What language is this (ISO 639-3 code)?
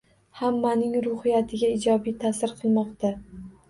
uzb